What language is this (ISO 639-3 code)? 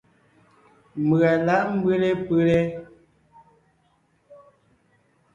nnh